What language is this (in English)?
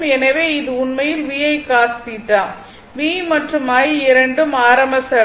Tamil